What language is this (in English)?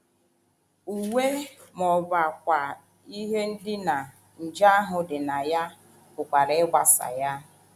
Igbo